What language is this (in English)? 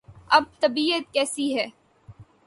Urdu